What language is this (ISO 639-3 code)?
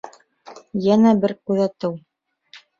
bak